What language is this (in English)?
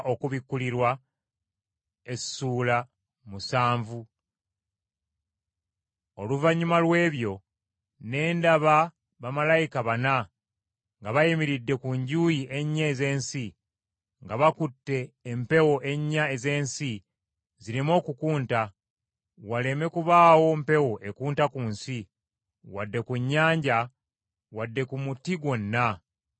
Ganda